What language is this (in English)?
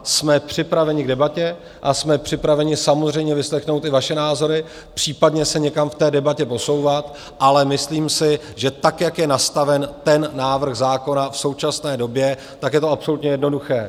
Czech